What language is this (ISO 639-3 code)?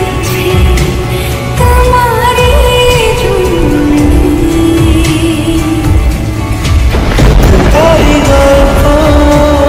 ben